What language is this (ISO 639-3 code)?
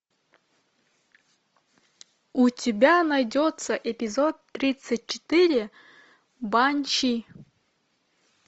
rus